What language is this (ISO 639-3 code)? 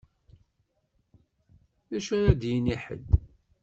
kab